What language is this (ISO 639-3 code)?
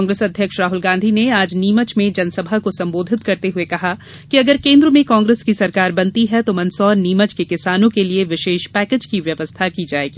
hin